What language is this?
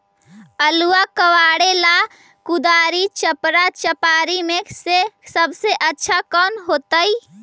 Magahi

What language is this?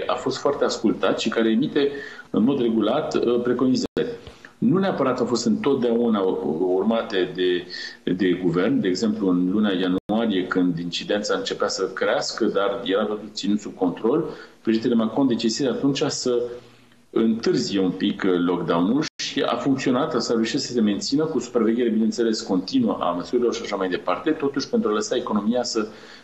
Romanian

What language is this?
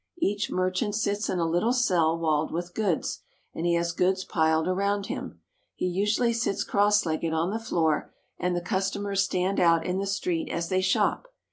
English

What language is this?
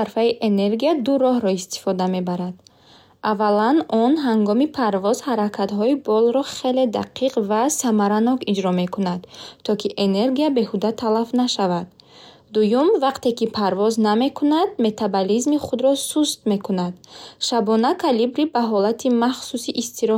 Bukharic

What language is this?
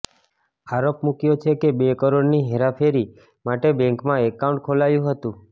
Gujarati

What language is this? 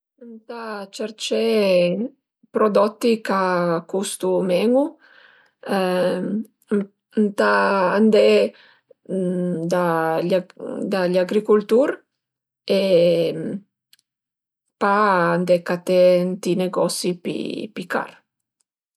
Piedmontese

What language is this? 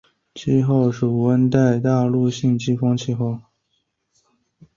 Chinese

